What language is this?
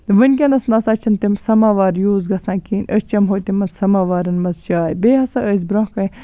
Kashmiri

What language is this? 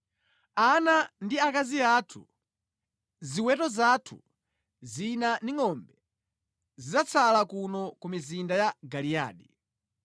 Nyanja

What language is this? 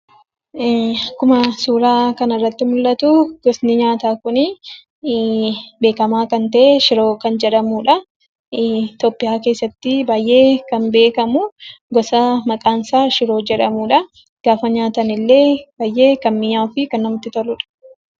Oromo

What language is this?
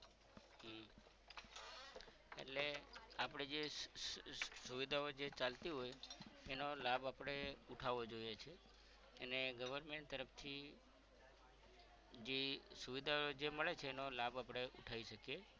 Gujarati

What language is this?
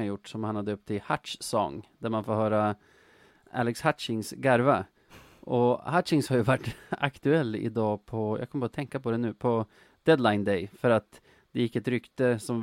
Swedish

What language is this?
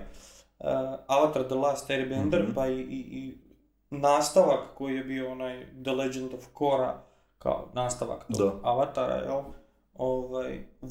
Croatian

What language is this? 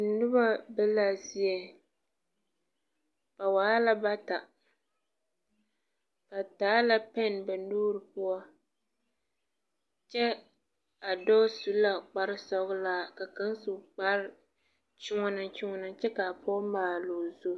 Southern Dagaare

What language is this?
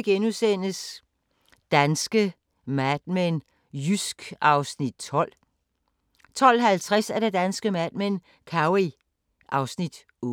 Danish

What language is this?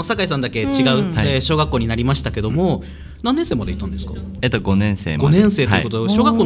Japanese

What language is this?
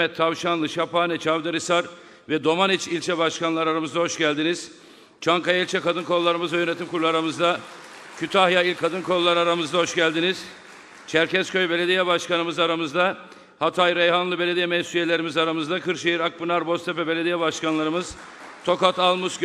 Turkish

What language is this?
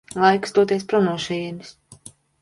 Latvian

